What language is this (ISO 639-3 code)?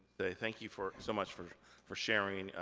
eng